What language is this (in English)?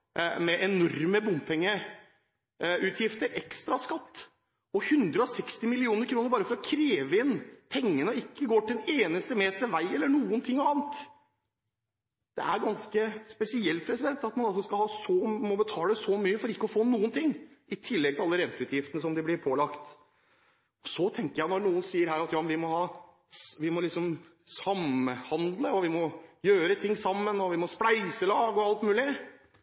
Norwegian Bokmål